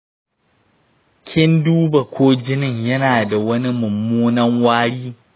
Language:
Hausa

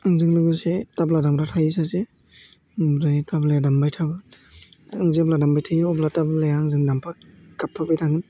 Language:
Bodo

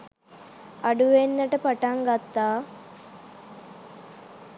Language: Sinhala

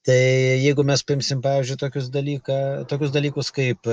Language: Lithuanian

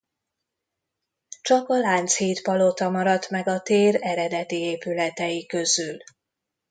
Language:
Hungarian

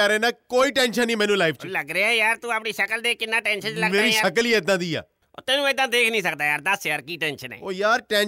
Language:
Punjabi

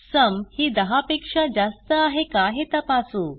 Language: Marathi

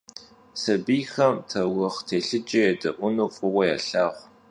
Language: Kabardian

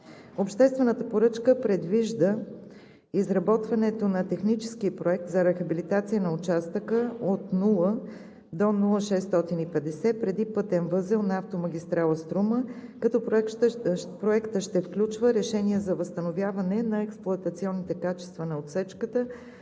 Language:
Bulgarian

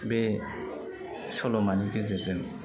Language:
Bodo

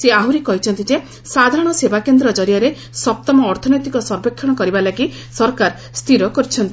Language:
Odia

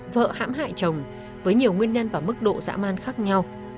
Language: Vietnamese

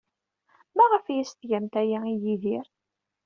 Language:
Kabyle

